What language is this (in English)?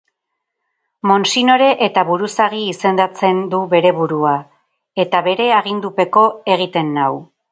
Basque